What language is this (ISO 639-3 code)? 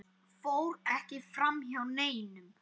isl